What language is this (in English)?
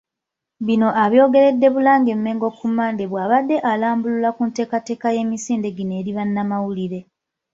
Ganda